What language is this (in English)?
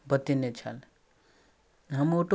Maithili